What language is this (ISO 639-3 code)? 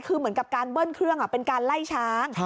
tha